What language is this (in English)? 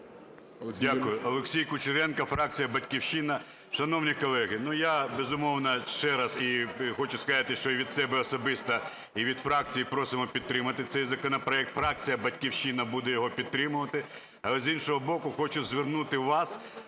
Ukrainian